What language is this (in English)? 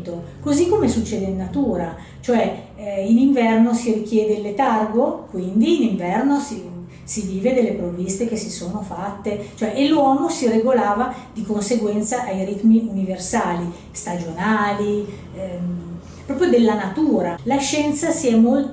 Italian